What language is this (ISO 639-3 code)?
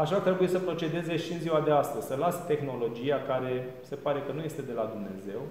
ron